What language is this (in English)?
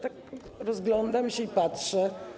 Polish